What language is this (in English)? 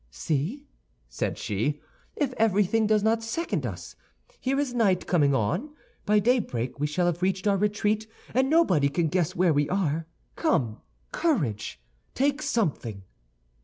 English